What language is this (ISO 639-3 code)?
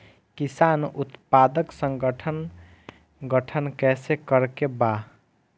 bho